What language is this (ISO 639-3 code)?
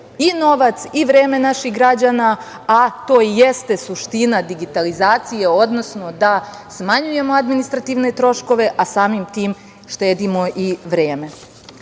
srp